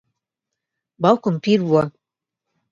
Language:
Central Kurdish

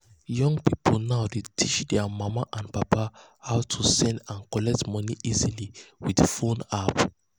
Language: Nigerian Pidgin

